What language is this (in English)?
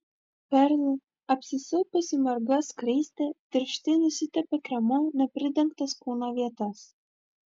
Lithuanian